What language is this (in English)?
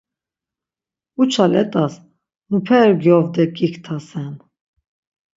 Laz